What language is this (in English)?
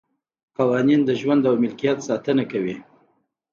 Pashto